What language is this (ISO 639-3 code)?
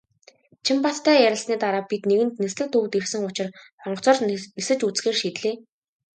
mon